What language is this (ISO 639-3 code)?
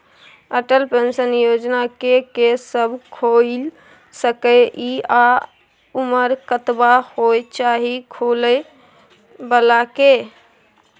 mai